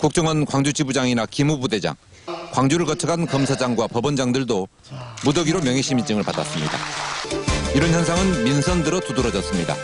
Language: Korean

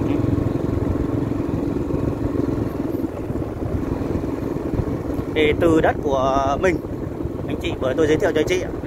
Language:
Vietnamese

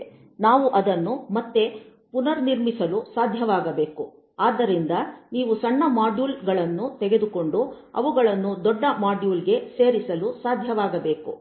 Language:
Kannada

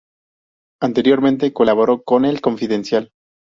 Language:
Spanish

